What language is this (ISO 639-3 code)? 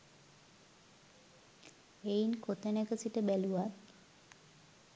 sin